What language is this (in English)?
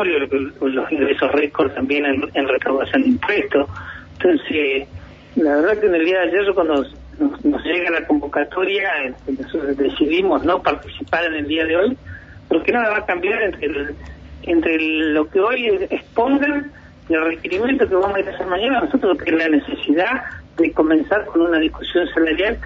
Spanish